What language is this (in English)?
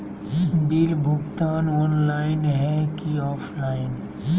Magahi